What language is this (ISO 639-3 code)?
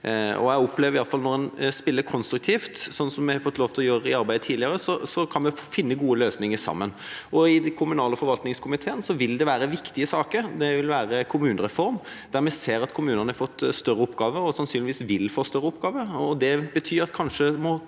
nor